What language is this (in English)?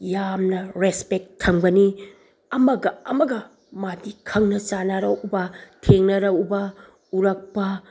Manipuri